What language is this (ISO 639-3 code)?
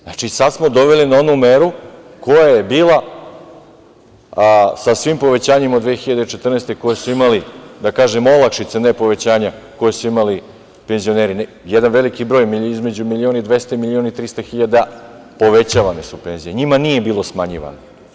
srp